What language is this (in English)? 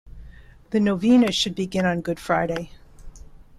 English